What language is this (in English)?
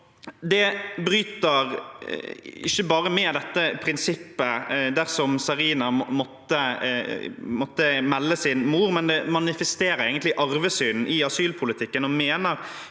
Norwegian